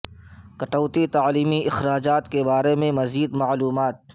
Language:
Urdu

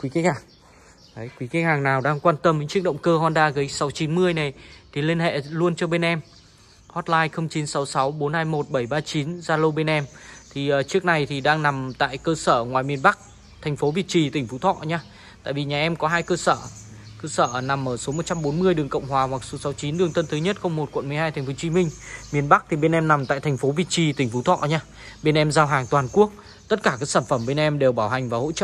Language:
Vietnamese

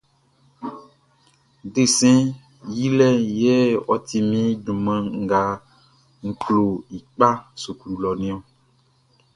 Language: Baoulé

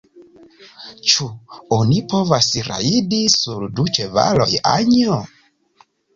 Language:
Esperanto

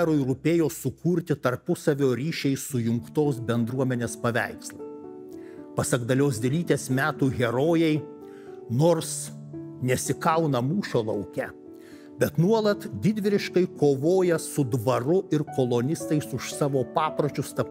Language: Lithuanian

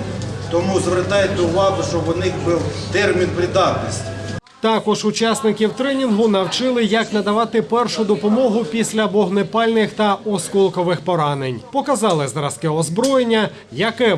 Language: Ukrainian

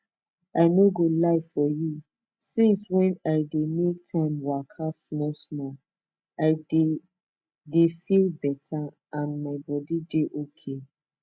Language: Nigerian Pidgin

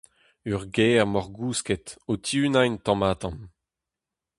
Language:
Breton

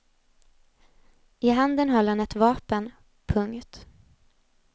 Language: Swedish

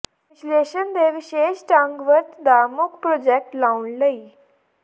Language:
Punjabi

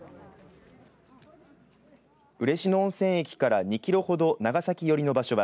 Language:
Japanese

